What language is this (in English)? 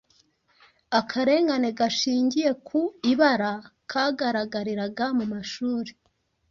Kinyarwanda